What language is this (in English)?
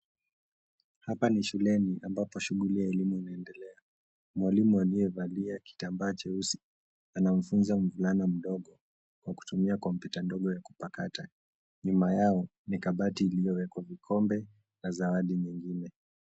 Swahili